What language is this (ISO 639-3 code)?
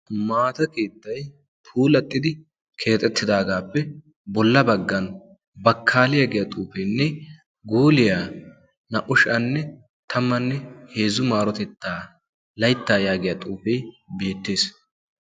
wal